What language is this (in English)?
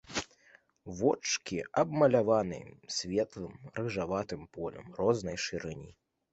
Belarusian